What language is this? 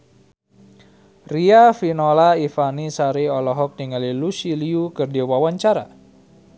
Sundanese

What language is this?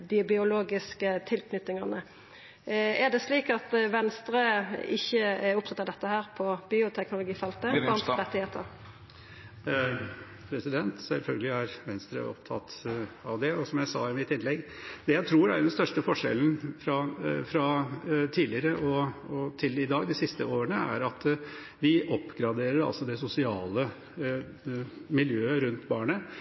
Norwegian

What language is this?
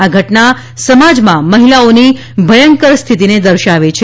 Gujarati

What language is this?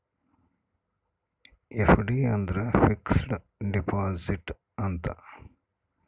Kannada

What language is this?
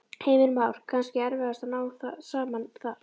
Icelandic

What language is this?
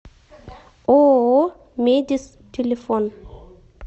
Russian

